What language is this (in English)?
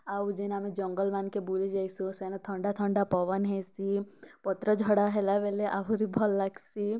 Odia